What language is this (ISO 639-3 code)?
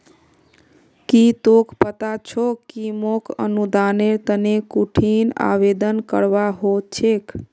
mag